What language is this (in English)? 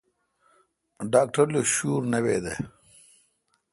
Kalkoti